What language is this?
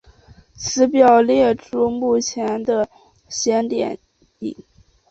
Chinese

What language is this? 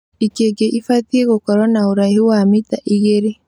Kikuyu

